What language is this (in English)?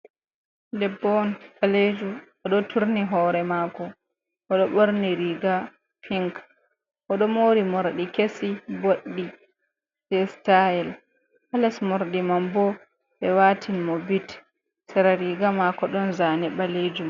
Fula